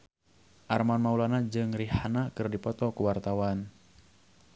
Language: Sundanese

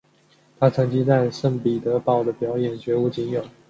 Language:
Chinese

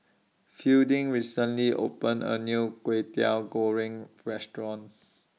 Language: English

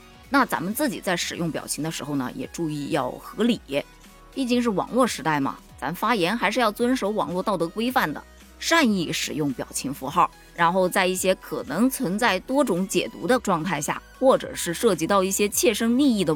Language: Chinese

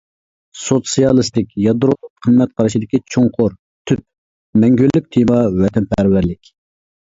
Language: Uyghur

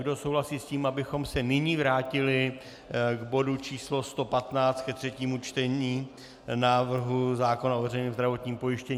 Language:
Czech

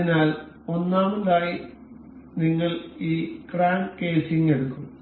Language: Malayalam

